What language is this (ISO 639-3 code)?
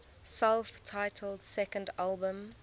eng